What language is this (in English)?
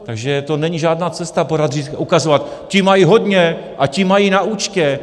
Czech